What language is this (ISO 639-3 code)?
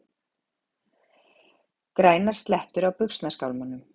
isl